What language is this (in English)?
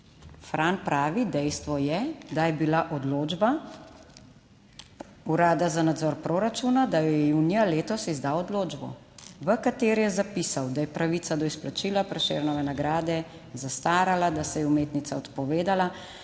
Slovenian